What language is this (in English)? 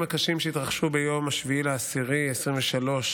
Hebrew